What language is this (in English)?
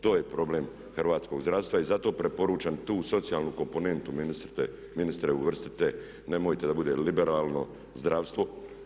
Croatian